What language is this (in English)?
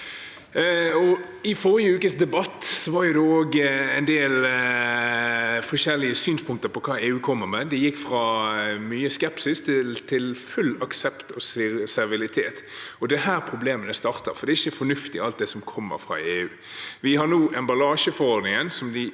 Norwegian